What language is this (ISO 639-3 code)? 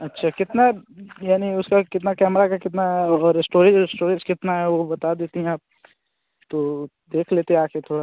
hin